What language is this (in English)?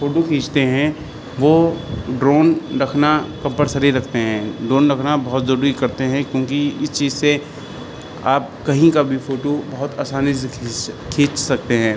Urdu